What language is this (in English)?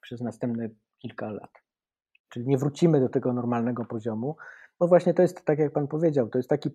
Polish